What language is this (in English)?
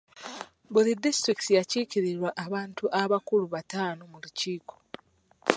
Ganda